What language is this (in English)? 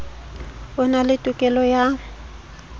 Southern Sotho